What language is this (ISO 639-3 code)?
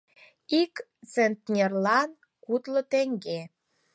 chm